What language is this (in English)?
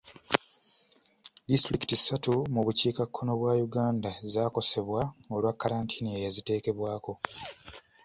Ganda